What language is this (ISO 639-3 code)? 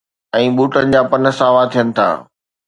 snd